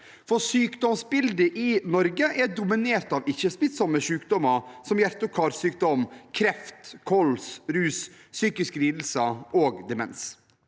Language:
Norwegian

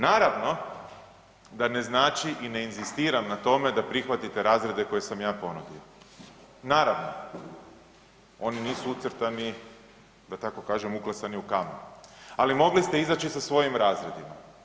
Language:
Croatian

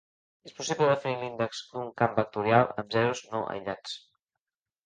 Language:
Catalan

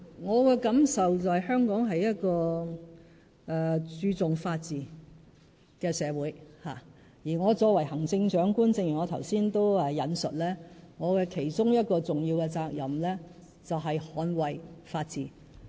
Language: Cantonese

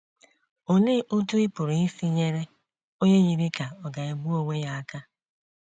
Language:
Igbo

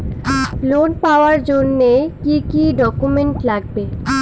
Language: Bangla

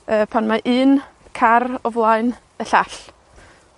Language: Welsh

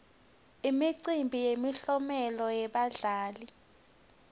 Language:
Swati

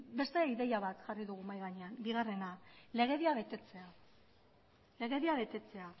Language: Basque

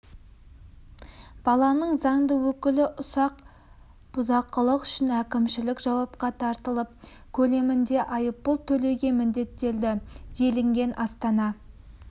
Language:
Kazakh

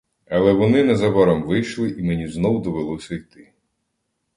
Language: Ukrainian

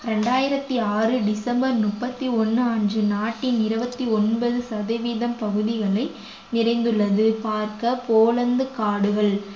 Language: Tamil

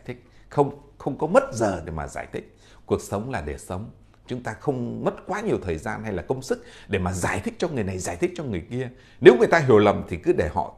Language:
Vietnamese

